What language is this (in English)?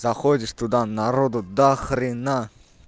Russian